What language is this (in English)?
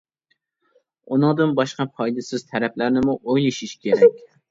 Uyghur